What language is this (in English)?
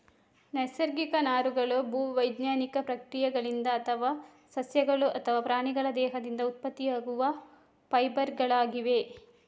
Kannada